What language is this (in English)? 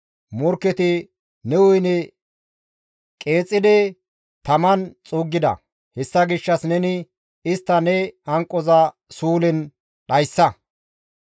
Gamo